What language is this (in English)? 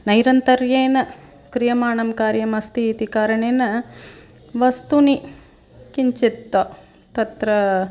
Sanskrit